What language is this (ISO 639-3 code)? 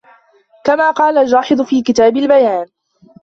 ara